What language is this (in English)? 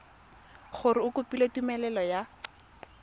Tswana